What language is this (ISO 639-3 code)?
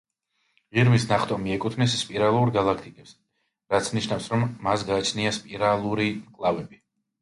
kat